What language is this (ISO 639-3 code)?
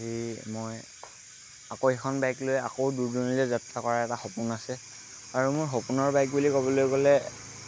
asm